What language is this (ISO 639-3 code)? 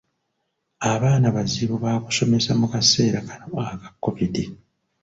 lug